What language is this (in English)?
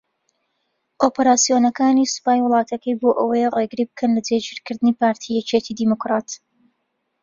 Central Kurdish